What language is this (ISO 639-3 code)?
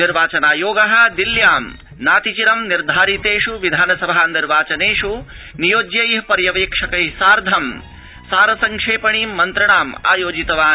san